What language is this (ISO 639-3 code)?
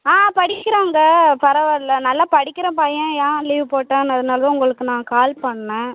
tam